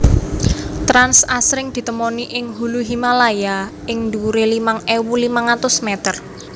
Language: Javanese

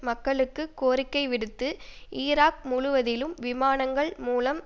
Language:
Tamil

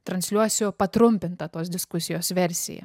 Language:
Lithuanian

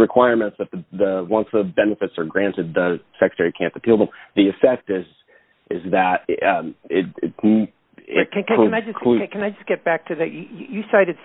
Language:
English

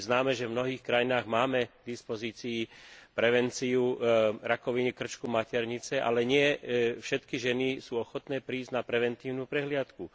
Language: Slovak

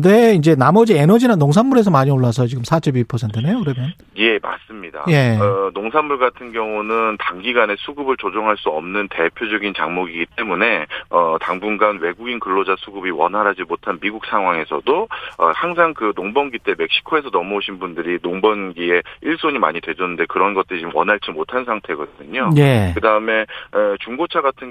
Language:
Korean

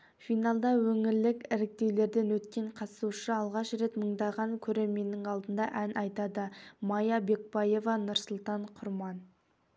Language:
Kazakh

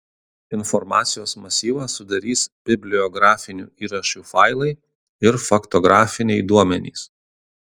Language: Lithuanian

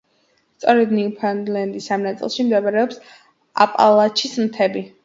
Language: Georgian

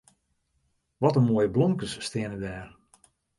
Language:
Western Frisian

